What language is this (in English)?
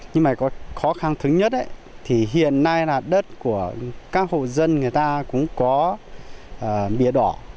Vietnamese